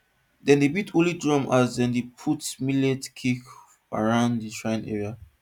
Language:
Nigerian Pidgin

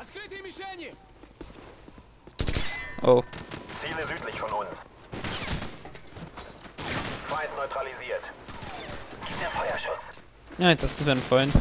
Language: German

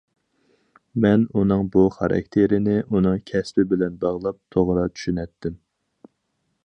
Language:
Uyghur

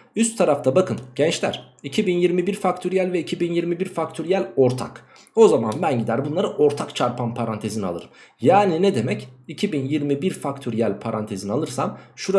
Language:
Turkish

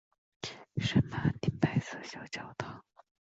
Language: Chinese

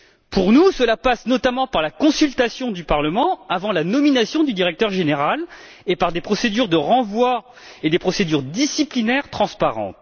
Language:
French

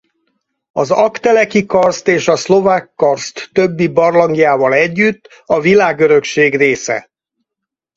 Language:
Hungarian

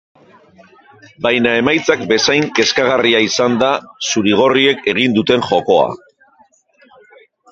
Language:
Basque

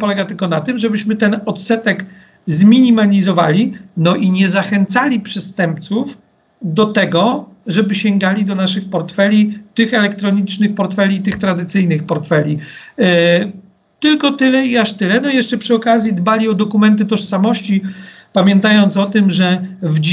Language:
Polish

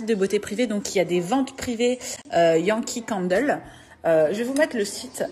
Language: French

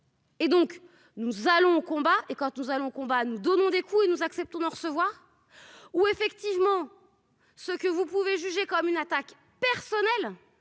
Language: French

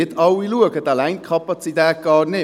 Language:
Swiss German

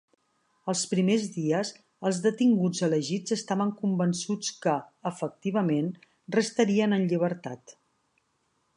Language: Catalan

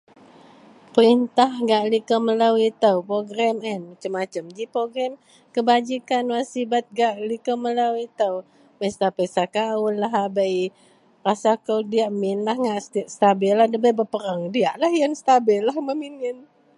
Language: Central Melanau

